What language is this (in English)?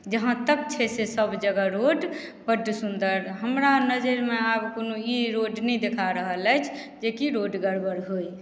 Maithili